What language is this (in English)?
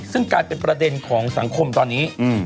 Thai